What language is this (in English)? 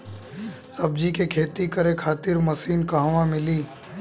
Bhojpuri